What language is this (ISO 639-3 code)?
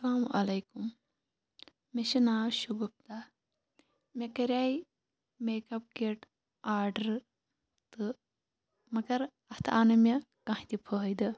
kas